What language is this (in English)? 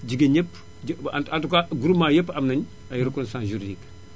Wolof